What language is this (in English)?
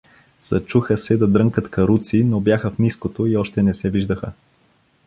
Bulgarian